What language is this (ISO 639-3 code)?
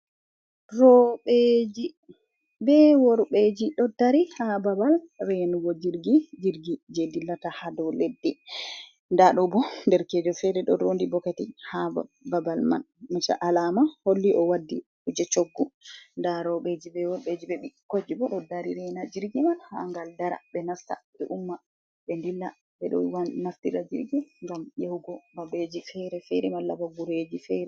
ful